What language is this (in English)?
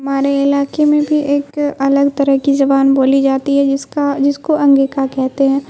Urdu